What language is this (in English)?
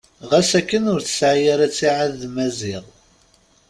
Kabyle